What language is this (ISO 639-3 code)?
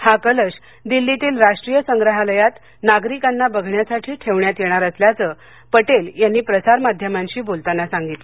mar